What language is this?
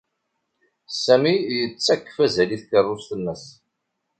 Kabyle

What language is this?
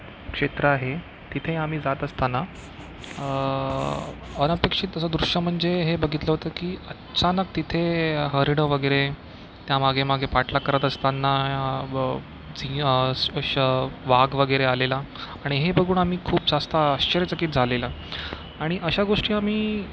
Marathi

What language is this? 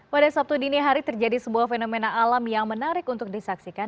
Indonesian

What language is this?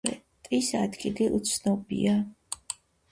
Georgian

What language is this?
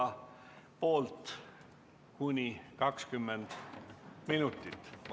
Estonian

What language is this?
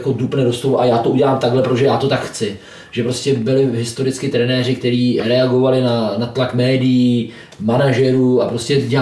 Czech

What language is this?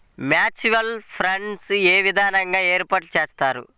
Telugu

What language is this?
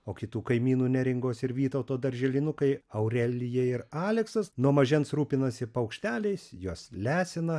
Lithuanian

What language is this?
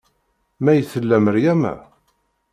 Kabyle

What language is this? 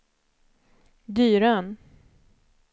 Swedish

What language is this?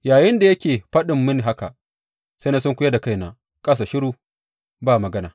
Hausa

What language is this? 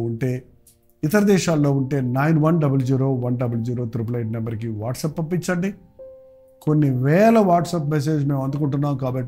Telugu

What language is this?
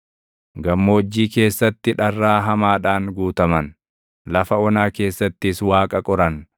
Oromo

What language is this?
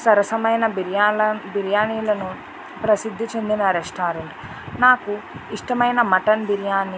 Telugu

